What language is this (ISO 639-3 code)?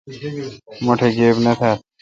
xka